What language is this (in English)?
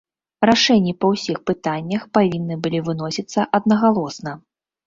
Belarusian